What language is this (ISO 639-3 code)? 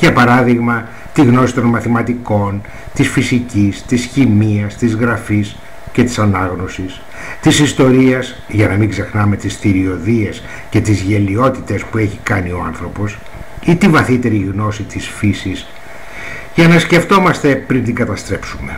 ell